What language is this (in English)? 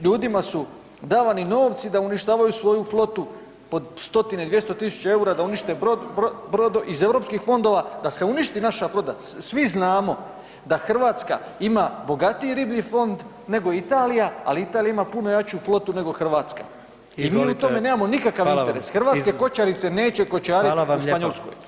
Croatian